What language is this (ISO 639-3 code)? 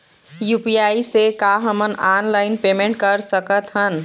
hne